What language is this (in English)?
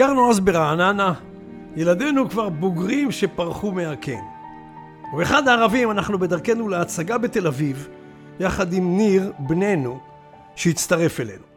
Hebrew